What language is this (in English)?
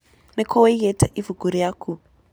Kikuyu